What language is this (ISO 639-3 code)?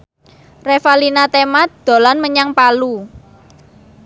jav